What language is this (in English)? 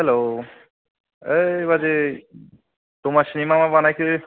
Bodo